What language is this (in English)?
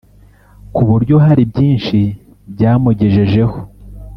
Kinyarwanda